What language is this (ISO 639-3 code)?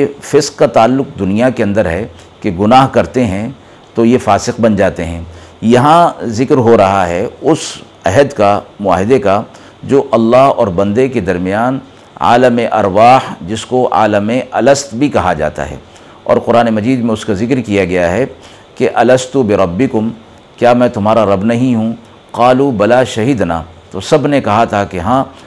urd